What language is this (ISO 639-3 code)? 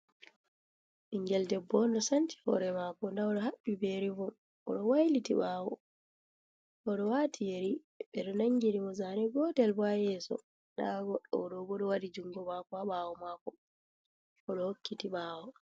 ful